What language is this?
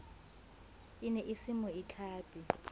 Southern Sotho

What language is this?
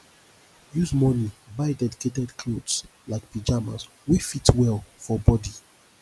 Nigerian Pidgin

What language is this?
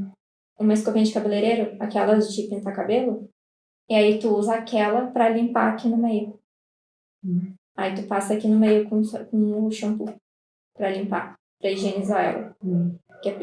Portuguese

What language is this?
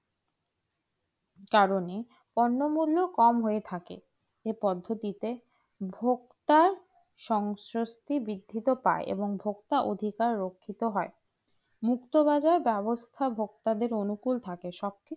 Bangla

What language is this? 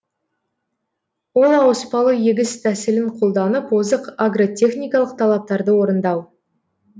Kazakh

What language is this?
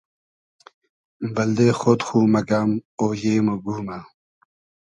Hazaragi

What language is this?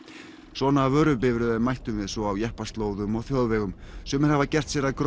Icelandic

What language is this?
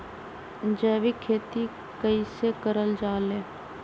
Magahi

